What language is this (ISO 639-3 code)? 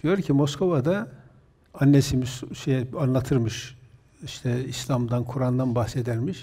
tur